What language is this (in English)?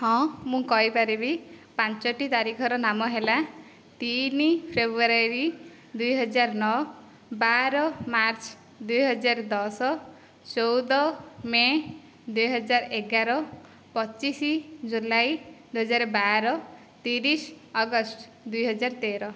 Odia